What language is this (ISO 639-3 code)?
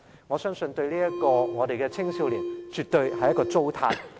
yue